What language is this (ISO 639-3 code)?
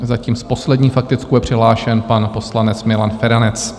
ces